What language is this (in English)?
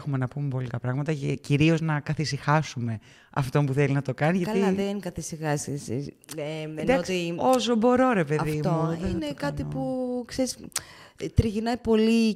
Greek